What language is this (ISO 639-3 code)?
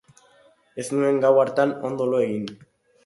eus